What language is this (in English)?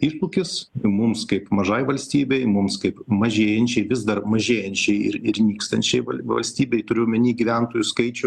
Lithuanian